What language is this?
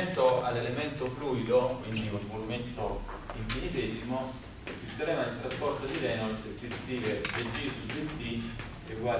Italian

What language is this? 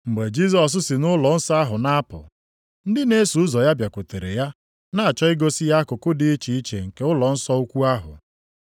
Igbo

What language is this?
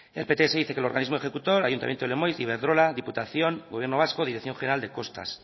Spanish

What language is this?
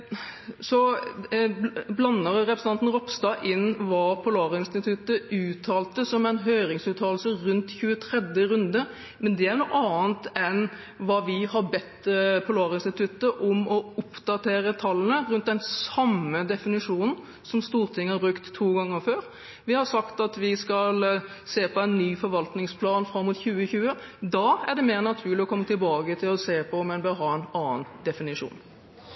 Norwegian Bokmål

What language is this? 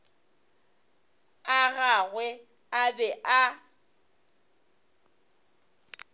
Northern Sotho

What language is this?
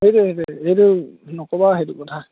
Assamese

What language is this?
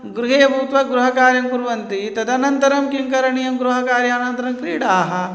Sanskrit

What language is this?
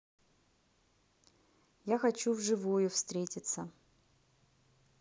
Russian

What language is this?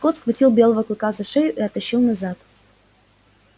Russian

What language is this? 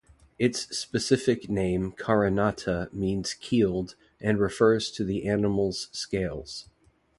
English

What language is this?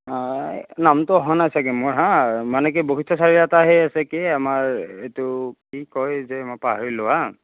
Assamese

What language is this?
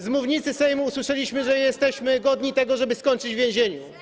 Polish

